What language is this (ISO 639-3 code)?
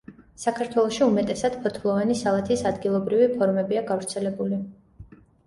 kat